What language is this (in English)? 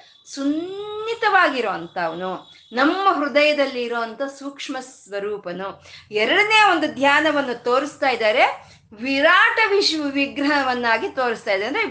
Kannada